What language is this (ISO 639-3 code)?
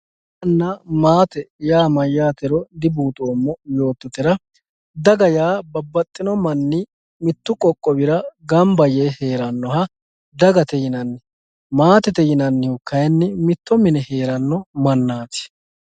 sid